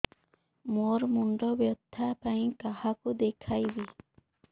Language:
Odia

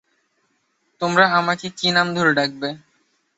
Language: Bangla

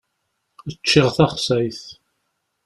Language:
Kabyle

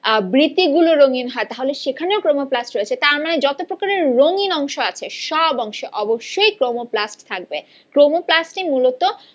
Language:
Bangla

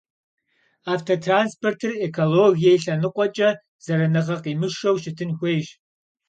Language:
Kabardian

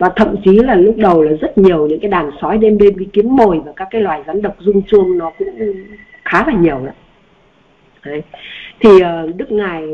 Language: Vietnamese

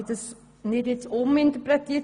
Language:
Swiss German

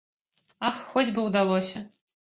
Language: Belarusian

